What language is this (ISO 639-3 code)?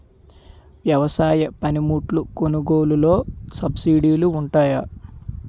tel